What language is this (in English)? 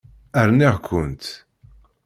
Kabyle